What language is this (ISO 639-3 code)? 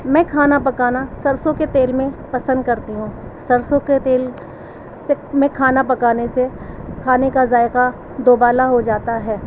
urd